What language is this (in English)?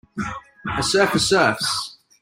English